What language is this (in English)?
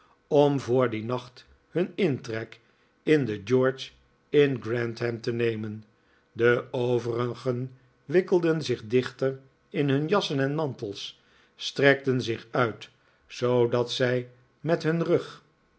Dutch